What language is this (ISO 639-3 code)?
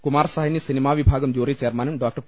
mal